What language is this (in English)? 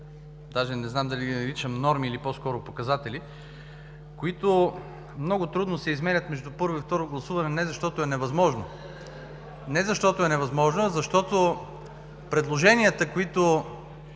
Bulgarian